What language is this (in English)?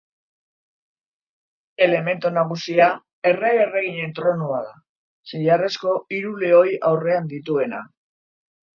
Basque